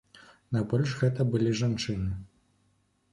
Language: Belarusian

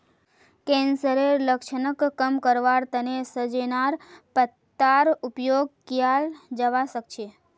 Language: Magahi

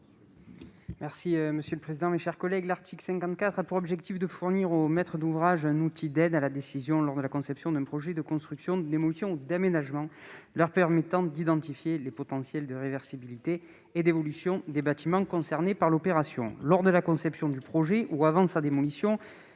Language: French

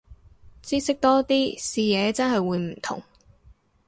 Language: Cantonese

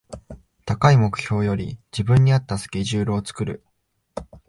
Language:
Japanese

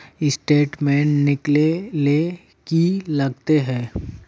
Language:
Magahi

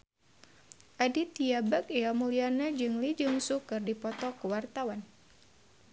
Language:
Sundanese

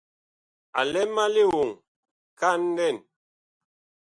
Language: Bakoko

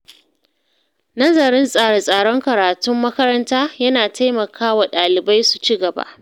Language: Hausa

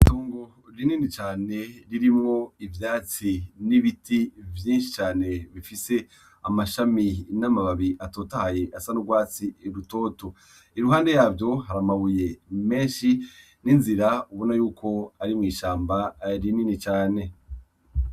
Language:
Rundi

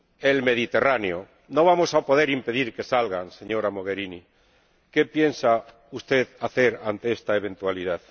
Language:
Spanish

